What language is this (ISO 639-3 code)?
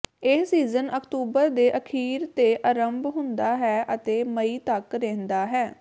pan